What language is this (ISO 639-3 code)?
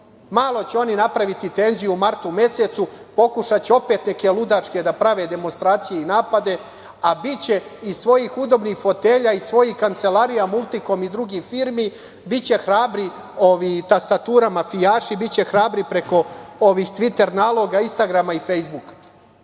srp